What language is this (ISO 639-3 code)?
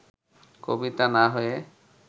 ben